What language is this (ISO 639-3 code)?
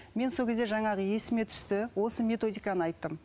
kaz